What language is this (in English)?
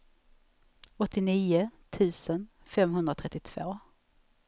Swedish